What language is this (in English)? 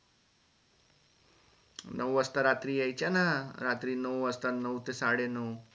Marathi